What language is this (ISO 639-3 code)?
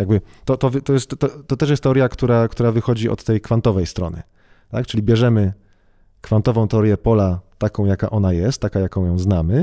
pol